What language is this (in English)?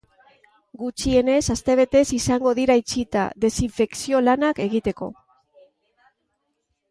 Basque